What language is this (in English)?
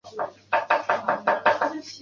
Chinese